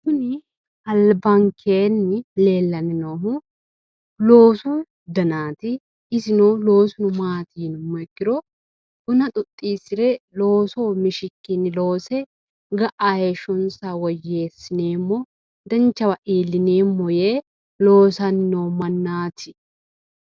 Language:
Sidamo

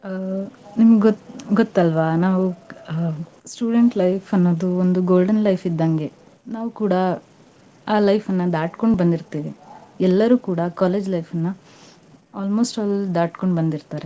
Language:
Kannada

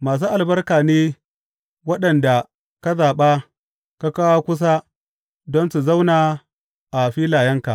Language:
Hausa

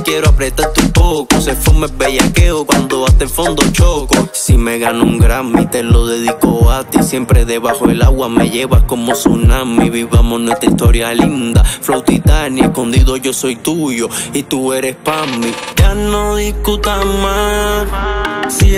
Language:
Vietnamese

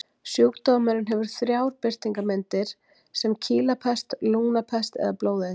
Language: Icelandic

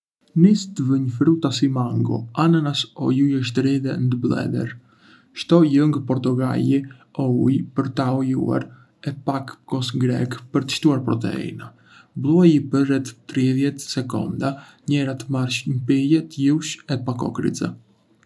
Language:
Arbëreshë Albanian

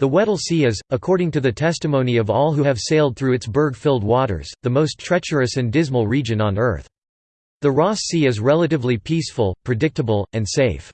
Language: English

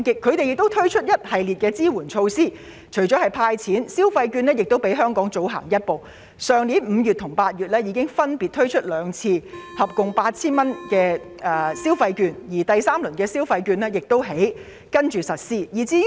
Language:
Cantonese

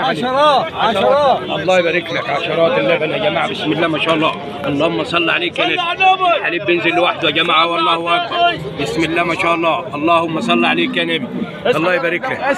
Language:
Arabic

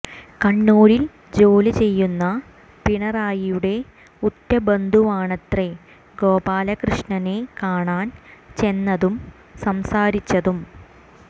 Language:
Malayalam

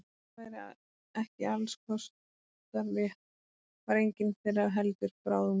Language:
Icelandic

